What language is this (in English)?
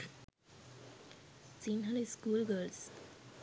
Sinhala